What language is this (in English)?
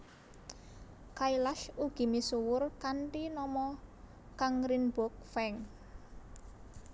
Javanese